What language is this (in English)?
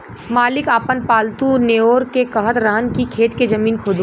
Bhojpuri